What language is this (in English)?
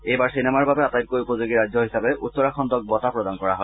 Assamese